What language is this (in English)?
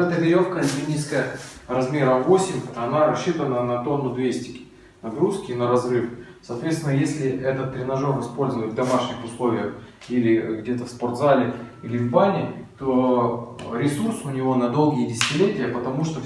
Russian